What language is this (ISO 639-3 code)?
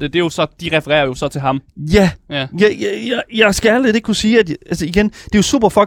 dan